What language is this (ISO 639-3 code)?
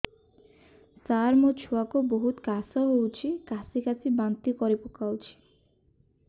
ori